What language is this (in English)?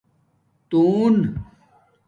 Domaaki